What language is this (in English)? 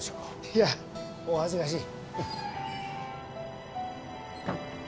Japanese